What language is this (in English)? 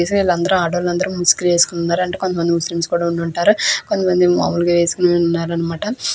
Telugu